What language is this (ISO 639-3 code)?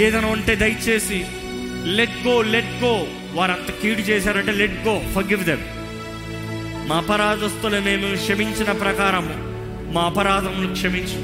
tel